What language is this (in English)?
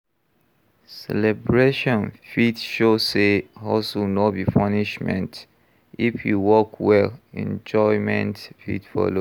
Nigerian Pidgin